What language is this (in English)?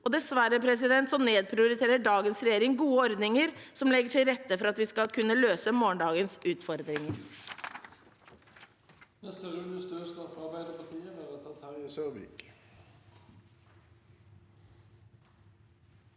Norwegian